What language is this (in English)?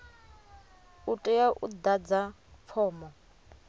Venda